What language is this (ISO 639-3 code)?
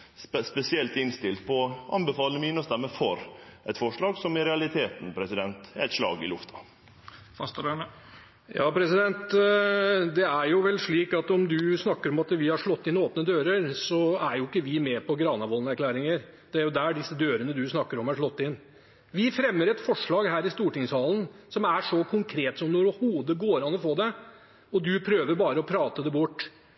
nor